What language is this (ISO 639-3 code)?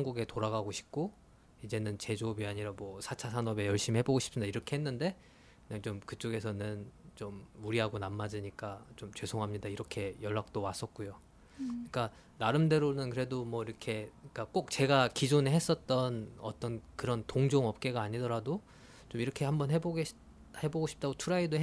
kor